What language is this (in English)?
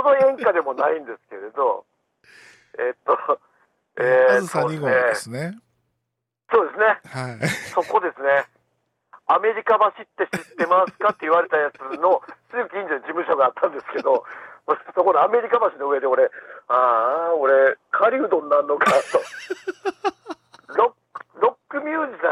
Japanese